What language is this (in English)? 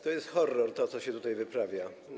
Polish